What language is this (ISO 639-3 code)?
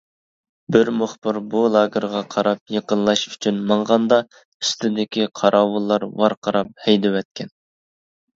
uig